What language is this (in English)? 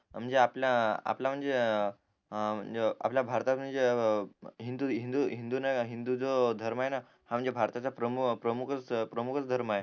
Marathi